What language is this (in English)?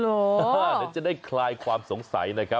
Thai